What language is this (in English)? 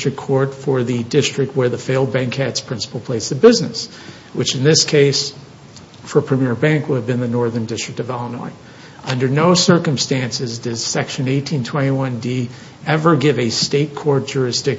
English